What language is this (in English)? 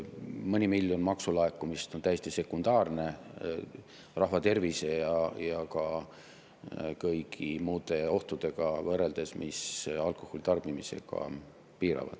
Estonian